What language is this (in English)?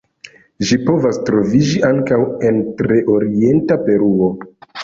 Esperanto